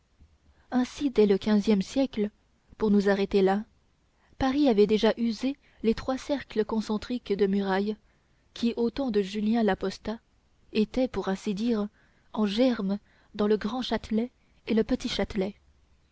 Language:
French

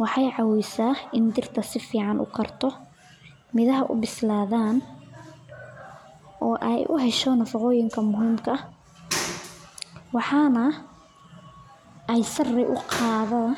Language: Somali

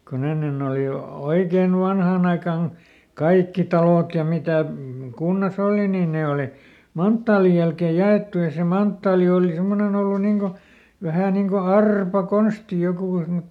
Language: Finnish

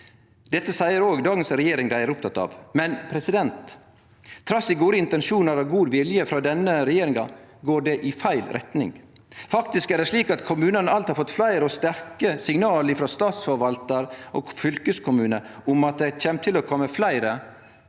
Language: Norwegian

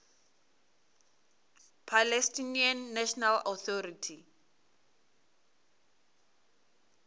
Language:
Venda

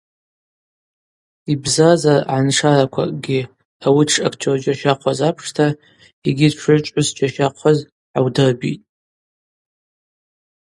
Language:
Abaza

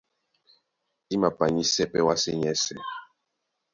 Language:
Duala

